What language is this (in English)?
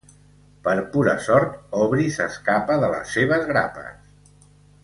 Catalan